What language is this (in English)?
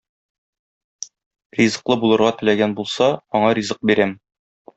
Tatar